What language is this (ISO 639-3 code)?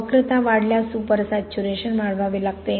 mar